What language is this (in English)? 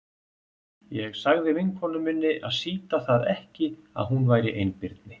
Icelandic